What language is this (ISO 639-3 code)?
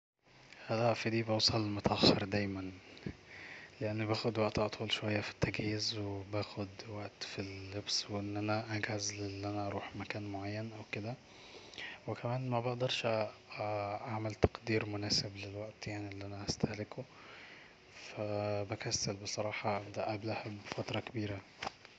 arz